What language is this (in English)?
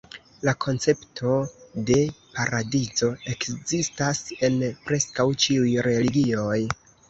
Esperanto